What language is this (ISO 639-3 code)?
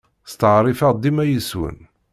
kab